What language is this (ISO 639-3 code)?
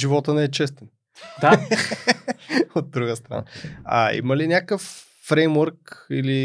bul